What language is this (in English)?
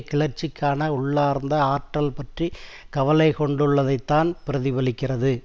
Tamil